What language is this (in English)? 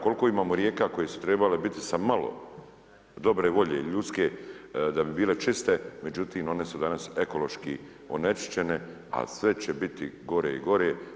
Croatian